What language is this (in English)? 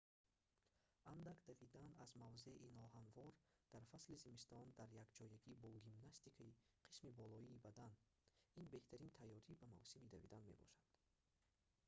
Tajik